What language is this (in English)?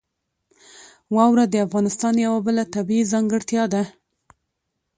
Pashto